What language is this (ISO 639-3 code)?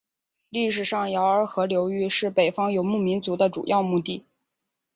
zho